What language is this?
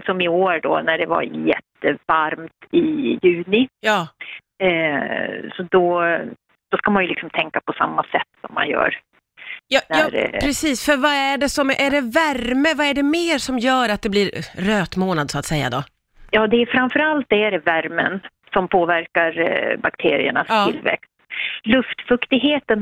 Swedish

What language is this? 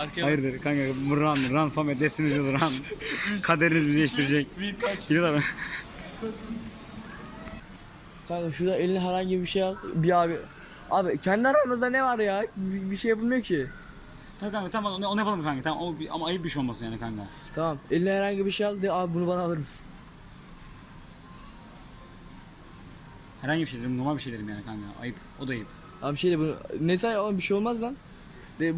Turkish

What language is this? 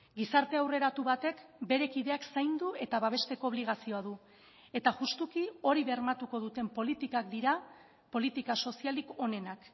Basque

